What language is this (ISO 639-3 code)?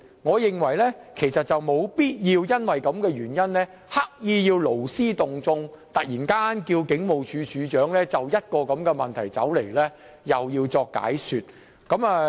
yue